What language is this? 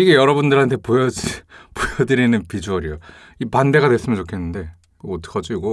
Korean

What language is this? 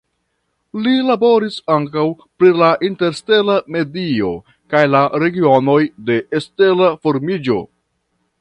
Esperanto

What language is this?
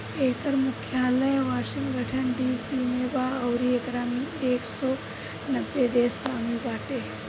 Bhojpuri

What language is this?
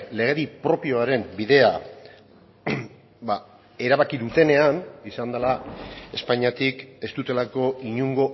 Basque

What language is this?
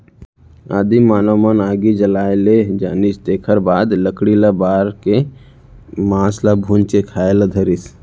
Chhattisgarhi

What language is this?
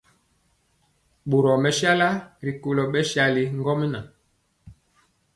Mpiemo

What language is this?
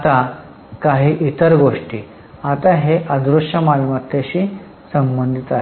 Marathi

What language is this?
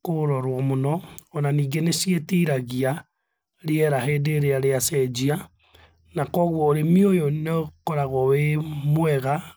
Kikuyu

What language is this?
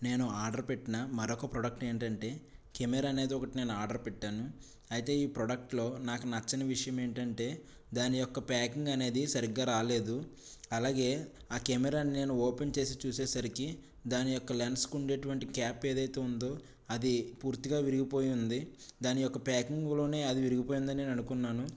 Telugu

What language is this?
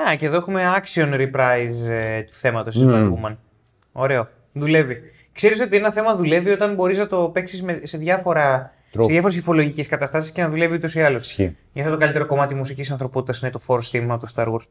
Greek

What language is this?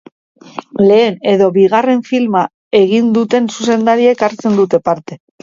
Basque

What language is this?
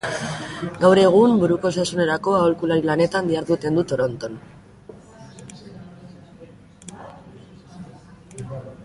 Basque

